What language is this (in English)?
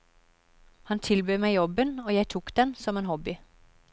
Norwegian